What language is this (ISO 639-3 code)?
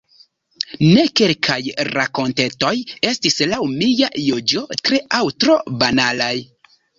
epo